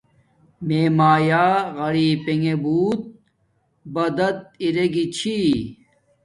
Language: Domaaki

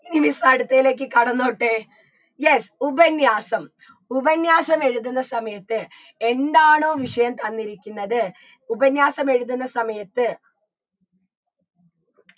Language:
Malayalam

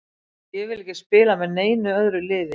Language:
Icelandic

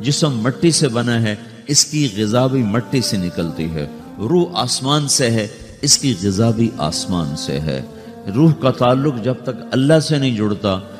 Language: Urdu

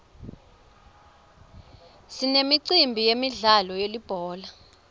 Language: Swati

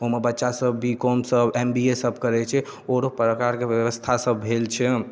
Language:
Maithili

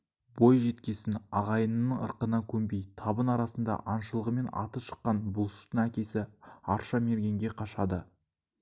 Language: Kazakh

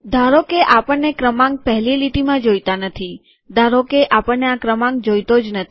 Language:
Gujarati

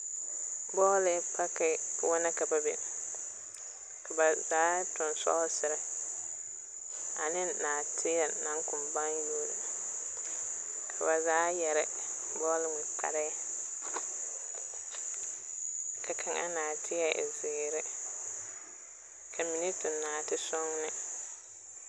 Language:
Southern Dagaare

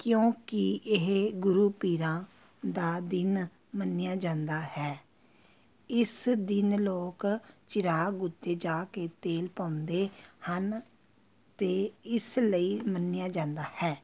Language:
Punjabi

